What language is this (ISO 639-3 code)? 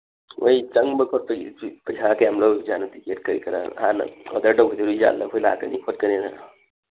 mni